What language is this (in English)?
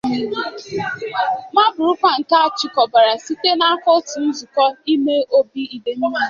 Igbo